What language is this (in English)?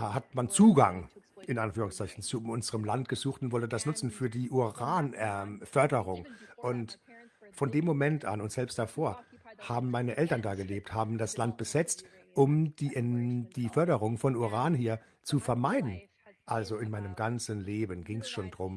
German